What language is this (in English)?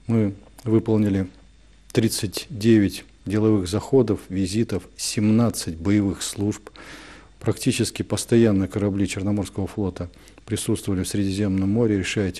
Russian